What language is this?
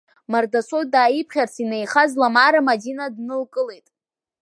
Abkhazian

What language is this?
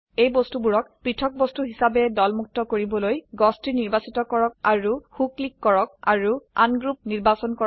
Assamese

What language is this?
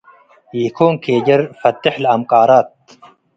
Tigre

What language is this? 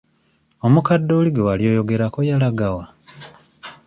Ganda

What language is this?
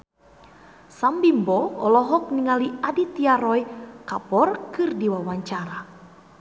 Sundanese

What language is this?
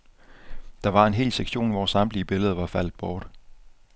Danish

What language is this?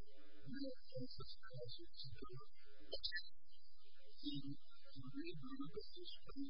English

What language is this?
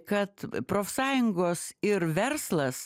Lithuanian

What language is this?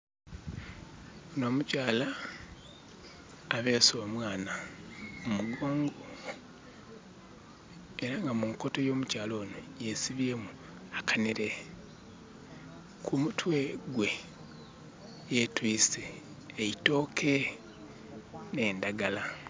Soga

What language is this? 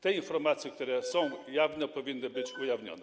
Polish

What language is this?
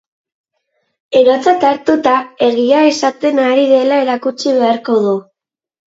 Basque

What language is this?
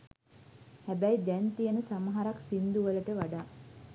Sinhala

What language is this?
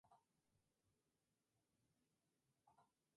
Spanish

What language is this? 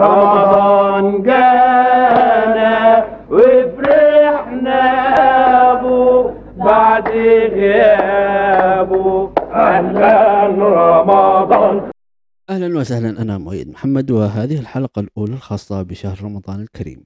Arabic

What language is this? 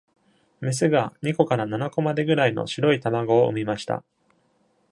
Japanese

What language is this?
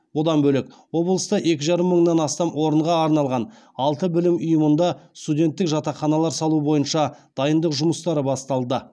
Kazakh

